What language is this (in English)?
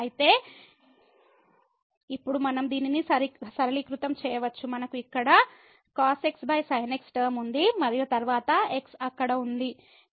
Telugu